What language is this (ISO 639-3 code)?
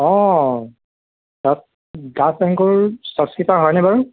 asm